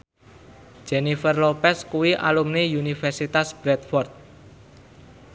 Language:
Javanese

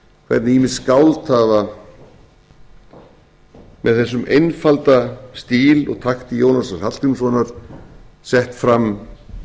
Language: Icelandic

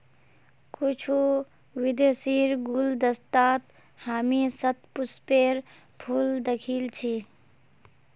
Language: Magahi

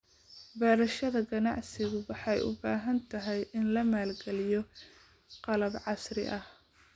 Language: Somali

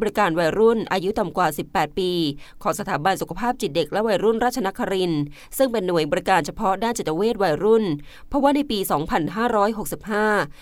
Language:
Thai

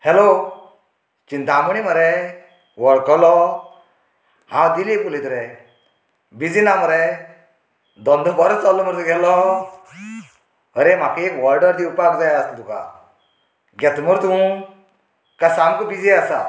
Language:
Konkani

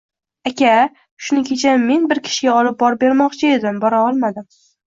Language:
Uzbek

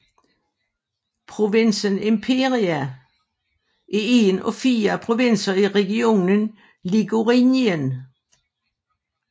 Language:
Danish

